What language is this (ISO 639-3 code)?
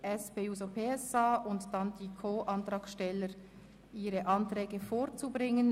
gsw